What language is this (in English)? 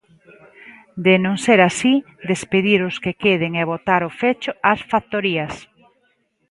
Galician